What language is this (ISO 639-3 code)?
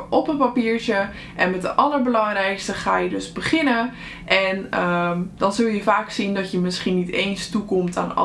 nld